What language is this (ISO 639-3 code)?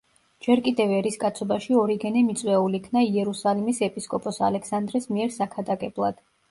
kat